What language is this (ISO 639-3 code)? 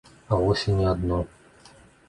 bel